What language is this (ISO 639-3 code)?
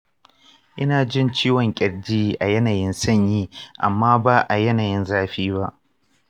hau